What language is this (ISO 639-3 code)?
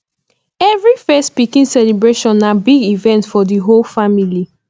pcm